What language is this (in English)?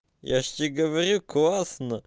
Russian